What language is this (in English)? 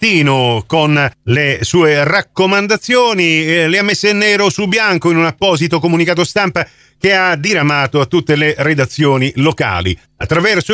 Italian